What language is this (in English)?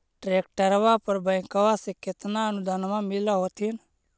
Magahi